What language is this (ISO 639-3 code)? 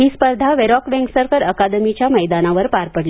mar